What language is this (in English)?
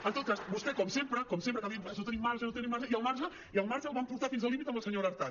Catalan